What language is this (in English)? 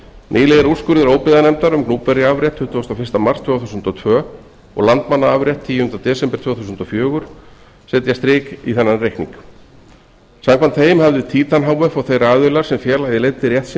Icelandic